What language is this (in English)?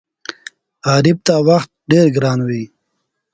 Pashto